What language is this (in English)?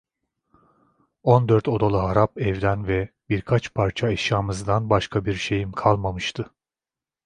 Turkish